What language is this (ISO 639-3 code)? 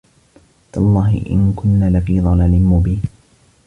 ara